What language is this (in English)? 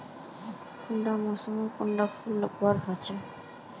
Magahi